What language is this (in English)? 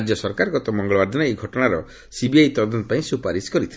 Odia